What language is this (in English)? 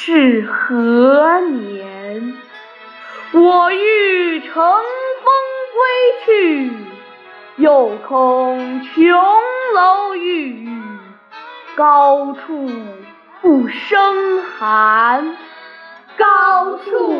Chinese